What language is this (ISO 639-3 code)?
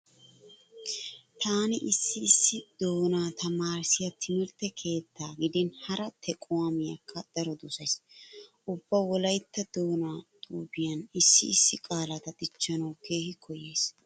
wal